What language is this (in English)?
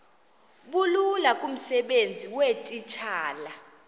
Xhosa